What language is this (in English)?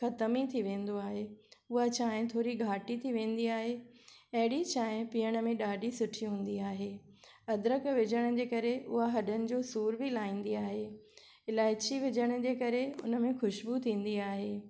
Sindhi